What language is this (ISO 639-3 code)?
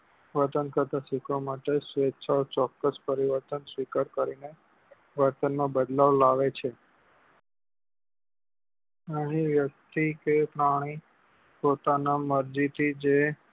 guj